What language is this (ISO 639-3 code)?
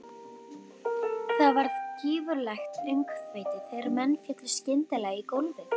isl